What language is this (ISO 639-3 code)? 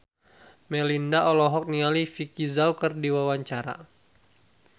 sun